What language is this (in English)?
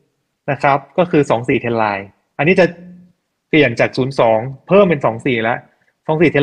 Thai